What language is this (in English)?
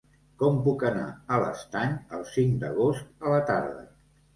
Catalan